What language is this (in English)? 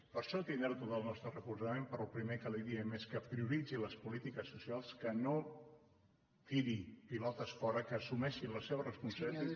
Catalan